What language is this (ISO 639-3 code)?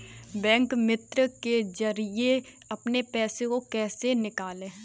hin